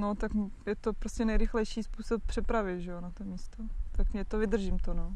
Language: Czech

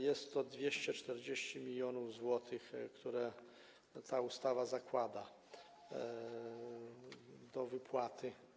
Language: Polish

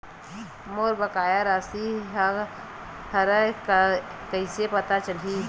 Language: Chhattisgarhi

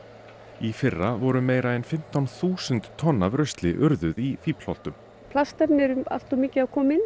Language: Icelandic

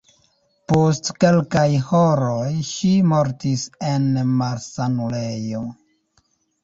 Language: Esperanto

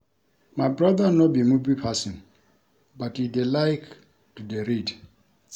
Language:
Nigerian Pidgin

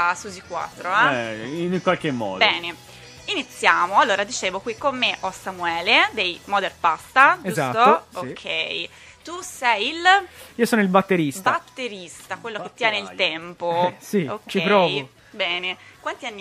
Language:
Italian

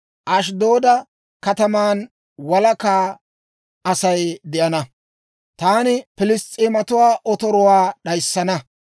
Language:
Dawro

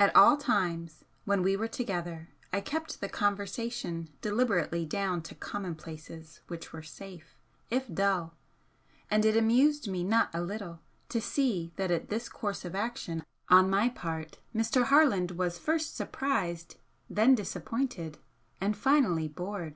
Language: English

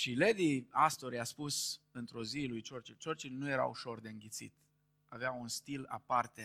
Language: Romanian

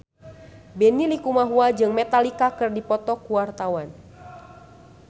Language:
Sundanese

